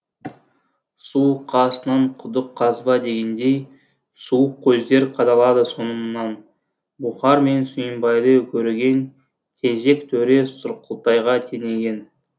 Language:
Kazakh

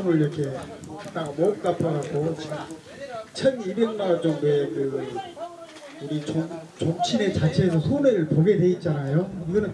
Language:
Korean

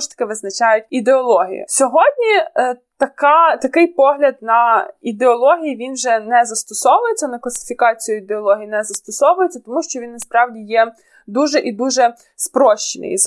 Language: Ukrainian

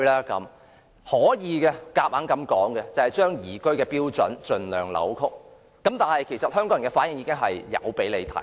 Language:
Cantonese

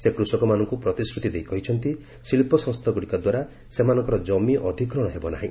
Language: Odia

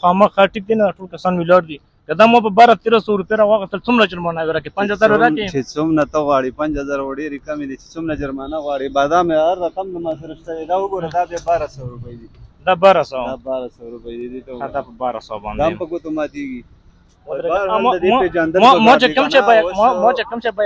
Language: Arabic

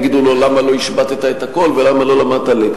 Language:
Hebrew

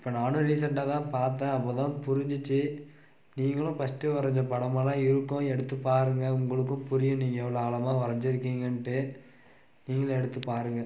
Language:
Tamil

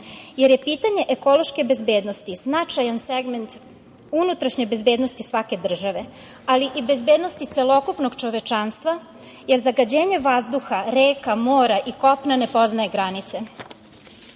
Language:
Serbian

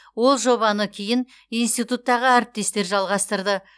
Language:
Kazakh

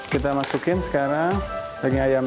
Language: Indonesian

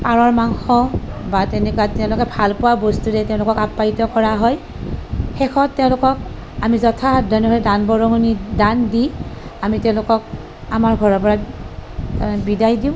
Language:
Assamese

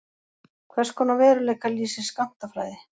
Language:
Icelandic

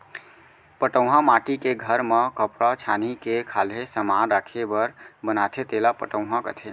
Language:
Chhattisgarhi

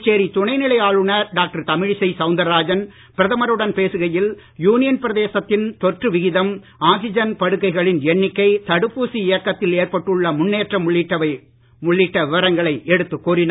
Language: Tamil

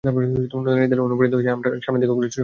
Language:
Bangla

